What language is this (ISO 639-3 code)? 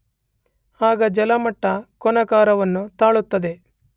kan